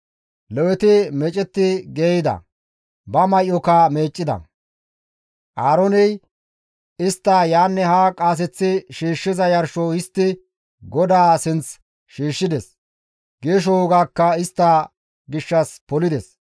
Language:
Gamo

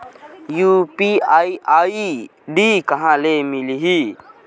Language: Chhattisgarhi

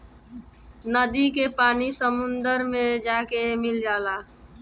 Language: Bhojpuri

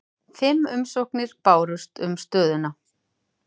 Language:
Icelandic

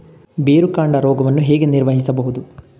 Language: Kannada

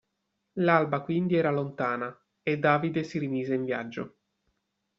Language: Italian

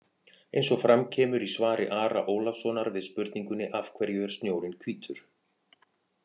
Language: Icelandic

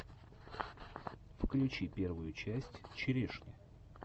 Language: Russian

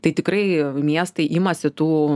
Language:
Lithuanian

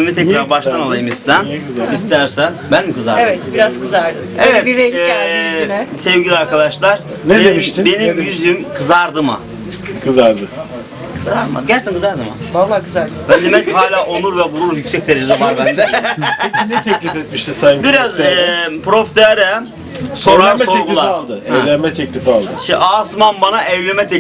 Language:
Turkish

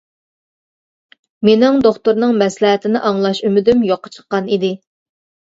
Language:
Uyghur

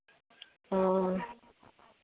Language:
Santali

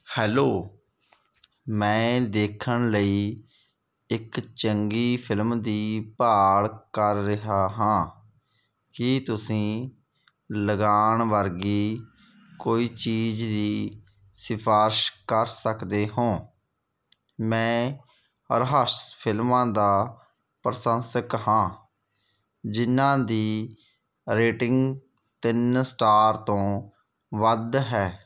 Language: Punjabi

